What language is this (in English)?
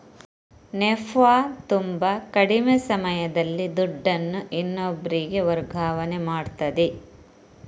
Kannada